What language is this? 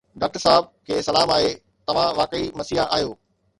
Sindhi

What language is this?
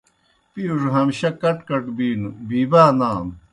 Kohistani Shina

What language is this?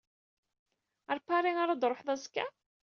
Kabyle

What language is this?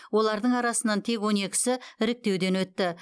Kazakh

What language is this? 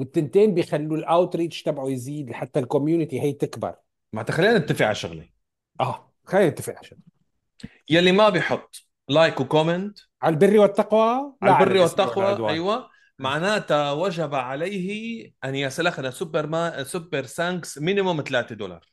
Arabic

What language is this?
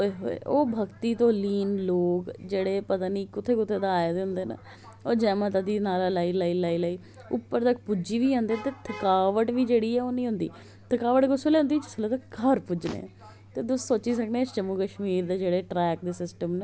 Dogri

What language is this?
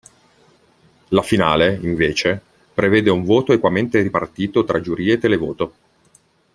Italian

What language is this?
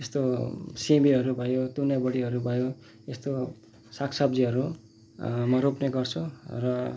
Nepali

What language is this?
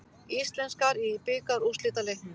Icelandic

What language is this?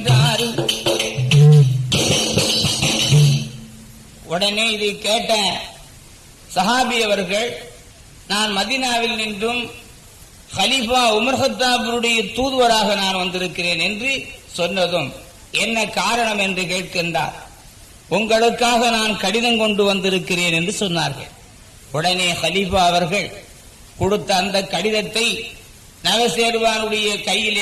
Tamil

